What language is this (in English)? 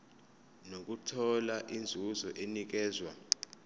Zulu